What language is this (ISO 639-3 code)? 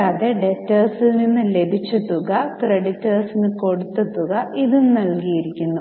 mal